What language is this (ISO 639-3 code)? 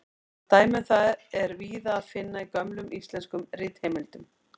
isl